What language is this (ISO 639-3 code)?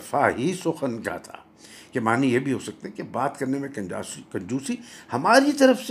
urd